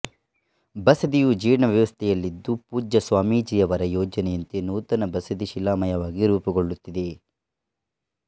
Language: Kannada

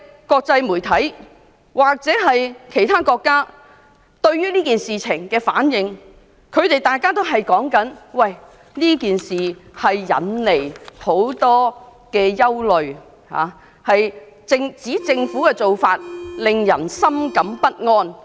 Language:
Cantonese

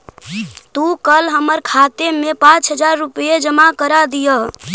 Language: Magahi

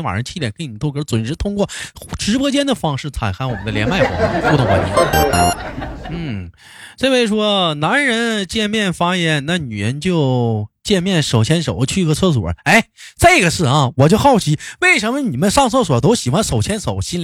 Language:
Chinese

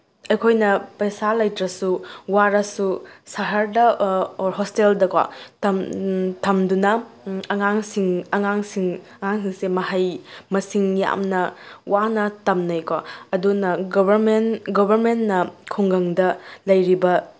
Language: Manipuri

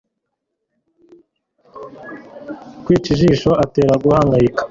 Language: Kinyarwanda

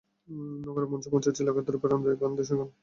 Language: Bangla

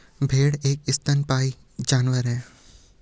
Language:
Hindi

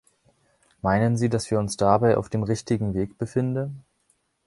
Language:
German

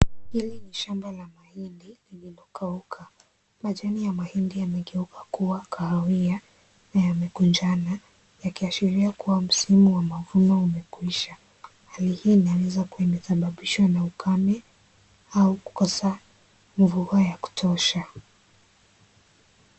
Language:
Swahili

